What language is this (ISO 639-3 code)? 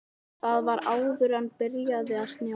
isl